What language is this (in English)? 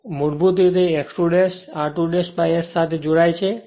Gujarati